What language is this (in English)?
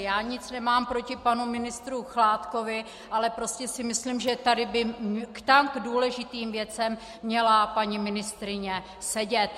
Czech